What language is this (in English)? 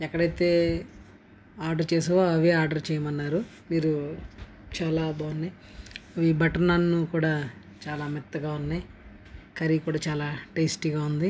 Telugu